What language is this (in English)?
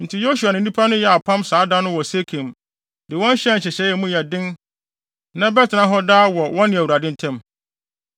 Akan